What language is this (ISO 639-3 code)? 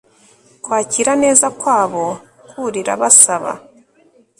kin